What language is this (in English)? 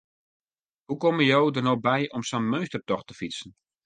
Western Frisian